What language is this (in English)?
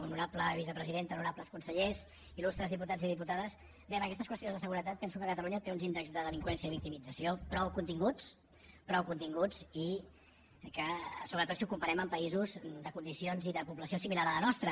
Catalan